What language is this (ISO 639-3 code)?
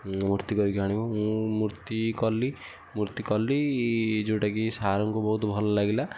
ori